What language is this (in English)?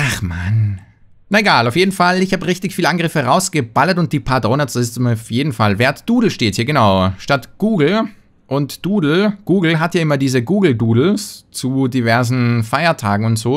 German